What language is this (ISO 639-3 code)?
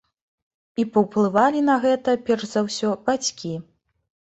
bel